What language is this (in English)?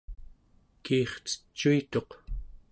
Central Yupik